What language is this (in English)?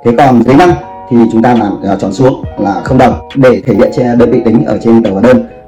Vietnamese